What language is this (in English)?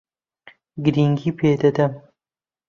Central Kurdish